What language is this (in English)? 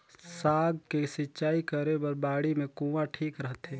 Chhattisgarhi